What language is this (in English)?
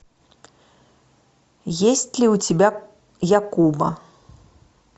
Russian